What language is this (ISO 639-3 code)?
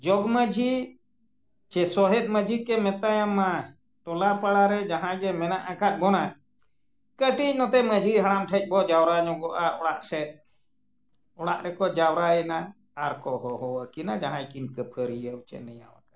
sat